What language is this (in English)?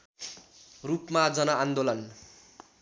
Nepali